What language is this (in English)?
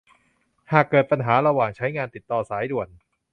Thai